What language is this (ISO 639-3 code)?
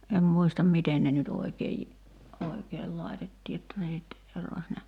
fin